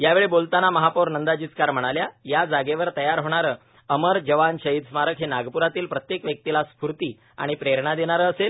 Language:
Marathi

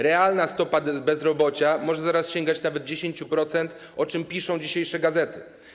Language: Polish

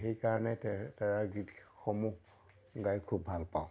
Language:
Assamese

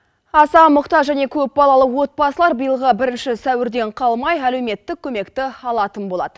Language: Kazakh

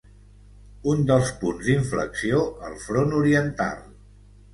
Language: Catalan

